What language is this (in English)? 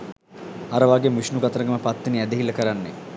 Sinhala